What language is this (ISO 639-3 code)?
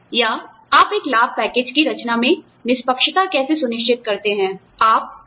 hin